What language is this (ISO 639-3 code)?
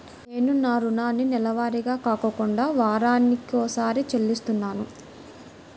tel